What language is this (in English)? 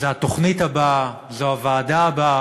Hebrew